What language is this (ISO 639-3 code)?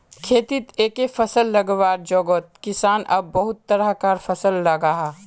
mag